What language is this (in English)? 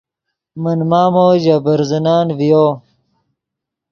Yidgha